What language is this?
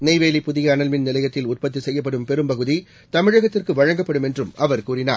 Tamil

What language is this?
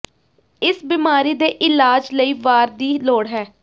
Punjabi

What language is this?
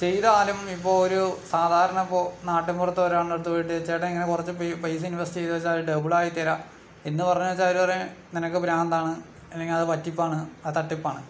Malayalam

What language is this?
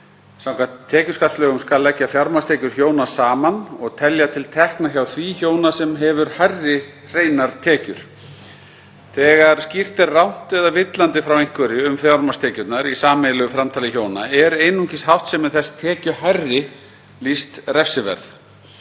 Icelandic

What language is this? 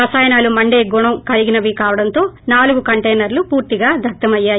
Telugu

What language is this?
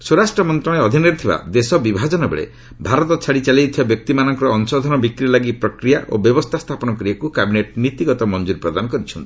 Odia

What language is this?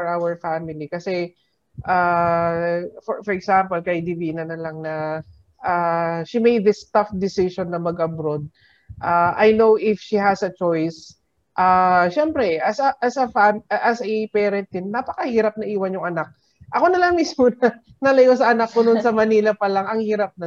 Filipino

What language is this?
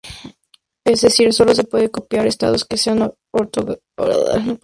Spanish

